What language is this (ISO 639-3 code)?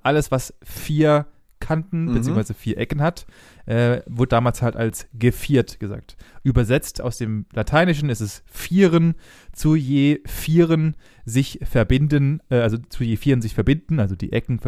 deu